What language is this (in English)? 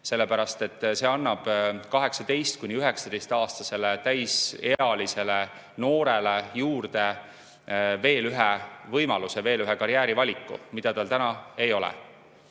Estonian